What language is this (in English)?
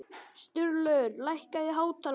Icelandic